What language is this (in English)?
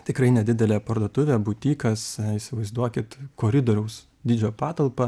Lithuanian